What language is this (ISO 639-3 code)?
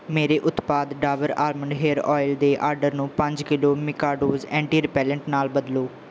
pan